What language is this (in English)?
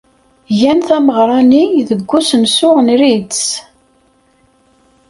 Kabyle